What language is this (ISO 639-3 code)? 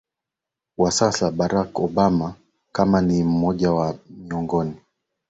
swa